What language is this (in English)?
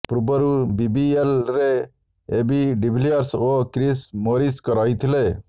Odia